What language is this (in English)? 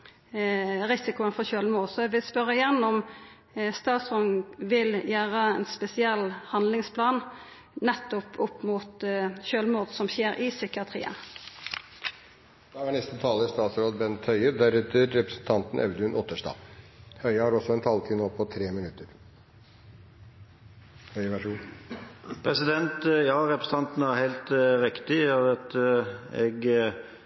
Norwegian Nynorsk